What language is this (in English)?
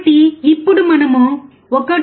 Telugu